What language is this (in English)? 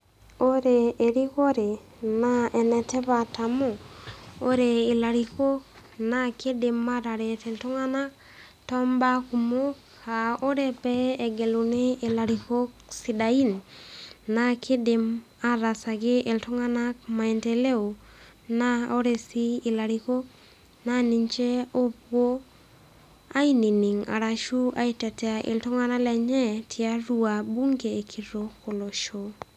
Masai